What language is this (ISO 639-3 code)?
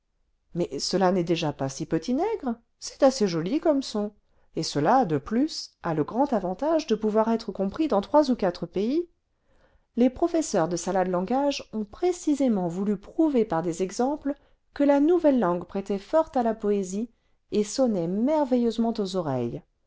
fra